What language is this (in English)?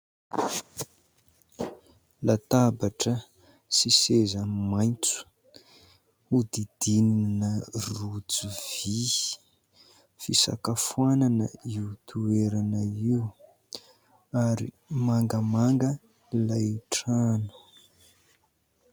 Malagasy